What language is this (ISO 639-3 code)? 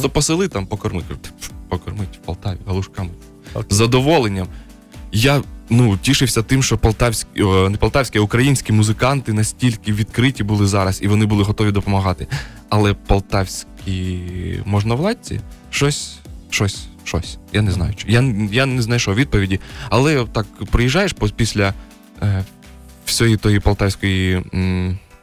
ukr